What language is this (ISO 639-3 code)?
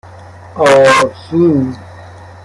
fas